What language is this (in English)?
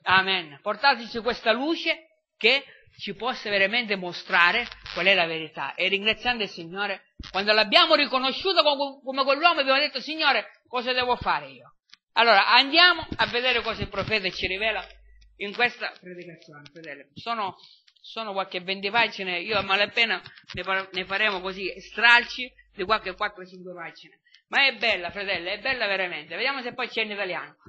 Italian